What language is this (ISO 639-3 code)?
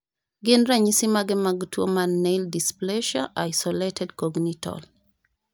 luo